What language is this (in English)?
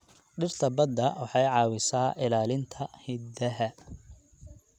Somali